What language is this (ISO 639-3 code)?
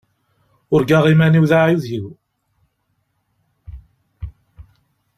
kab